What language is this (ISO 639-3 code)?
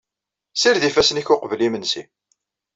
kab